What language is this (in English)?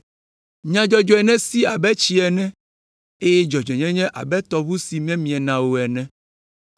Ewe